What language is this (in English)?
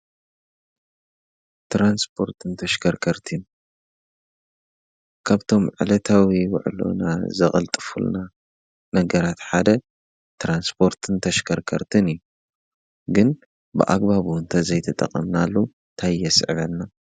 Tigrinya